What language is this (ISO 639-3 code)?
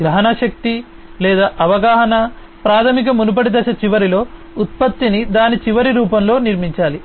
tel